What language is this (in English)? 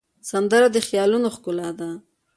Pashto